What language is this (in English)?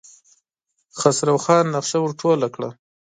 Pashto